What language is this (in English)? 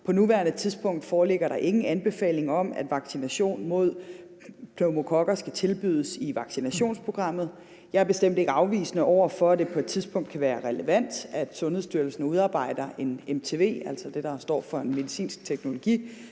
Danish